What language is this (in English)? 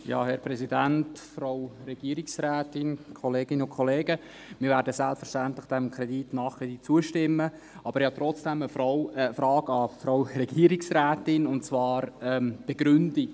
Swiss German